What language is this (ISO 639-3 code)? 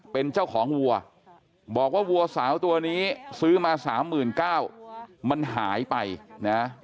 tha